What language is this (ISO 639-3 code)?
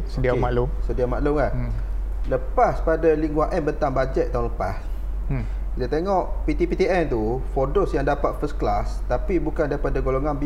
msa